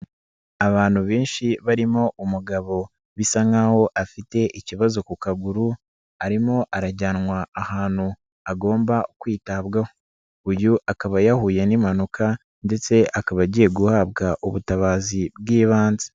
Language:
Kinyarwanda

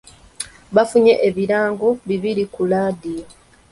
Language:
Ganda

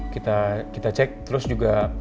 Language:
Indonesian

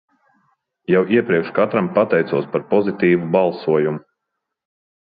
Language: Latvian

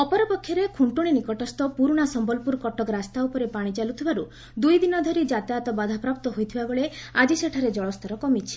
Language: Odia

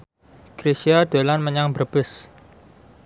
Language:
Javanese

